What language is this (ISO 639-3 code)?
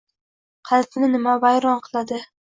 uzb